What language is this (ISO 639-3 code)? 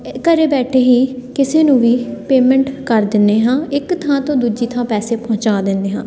pan